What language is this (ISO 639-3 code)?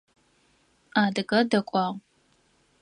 ady